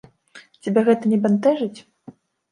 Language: Belarusian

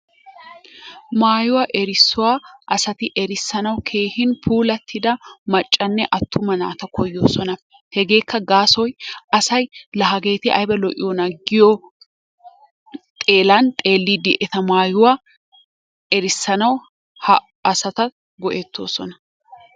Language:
Wolaytta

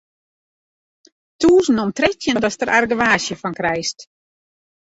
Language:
Western Frisian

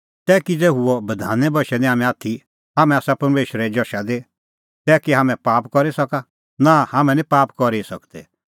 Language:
Kullu Pahari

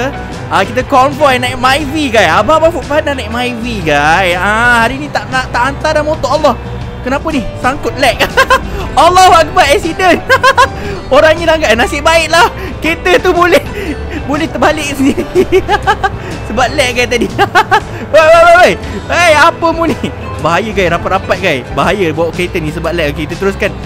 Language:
Malay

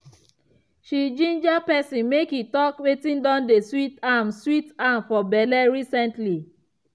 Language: Nigerian Pidgin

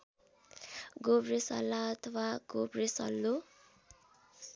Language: Nepali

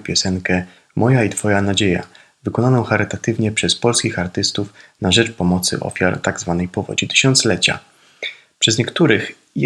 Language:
Polish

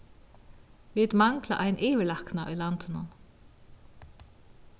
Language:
Faroese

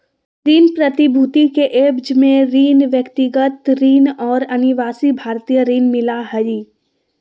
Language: Magahi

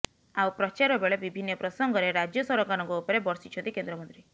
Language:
Odia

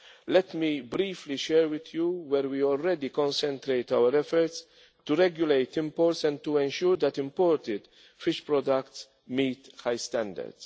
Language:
English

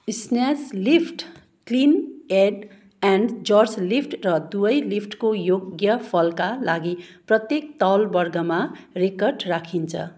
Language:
Nepali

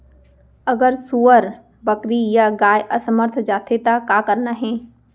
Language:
Chhattisgarhi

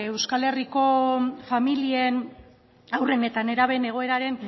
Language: Basque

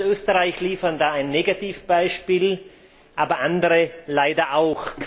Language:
German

